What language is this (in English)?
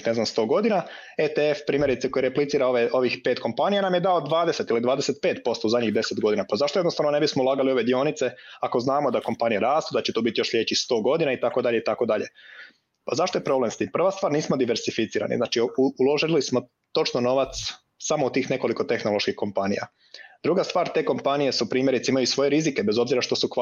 Croatian